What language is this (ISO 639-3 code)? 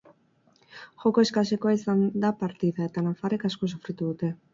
eus